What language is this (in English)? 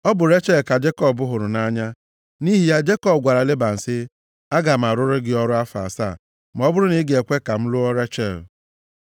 Igbo